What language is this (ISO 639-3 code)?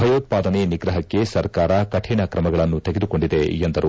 kan